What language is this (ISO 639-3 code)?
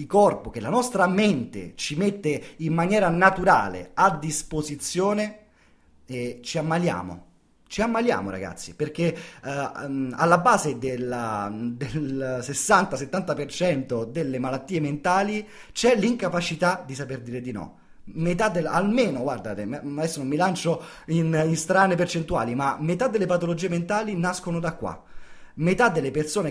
ita